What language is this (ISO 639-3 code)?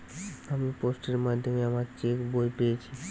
ben